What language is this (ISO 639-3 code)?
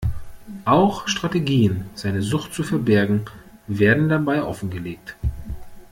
deu